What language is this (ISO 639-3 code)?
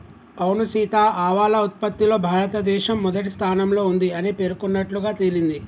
tel